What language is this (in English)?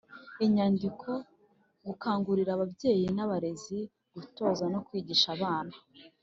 Kinyarwanda